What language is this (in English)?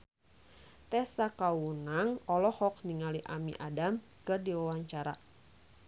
Sundanese